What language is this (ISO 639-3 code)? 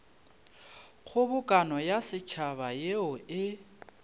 nso